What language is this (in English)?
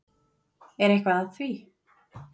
Icelandic